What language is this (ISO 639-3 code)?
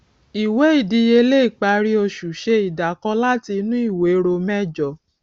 yor